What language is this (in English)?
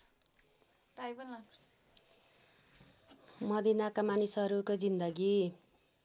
Nepali